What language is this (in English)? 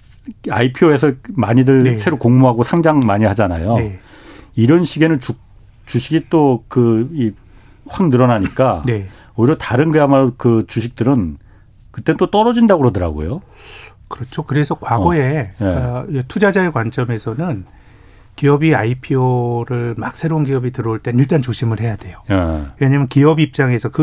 Korean